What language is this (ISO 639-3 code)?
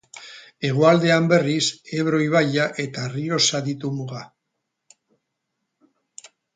eus